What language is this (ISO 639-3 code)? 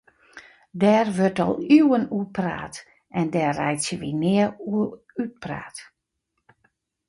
fry